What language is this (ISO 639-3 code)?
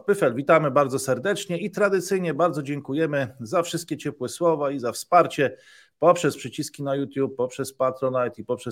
pol